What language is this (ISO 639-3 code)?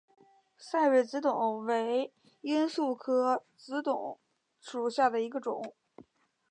zho